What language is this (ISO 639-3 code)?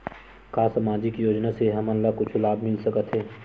hne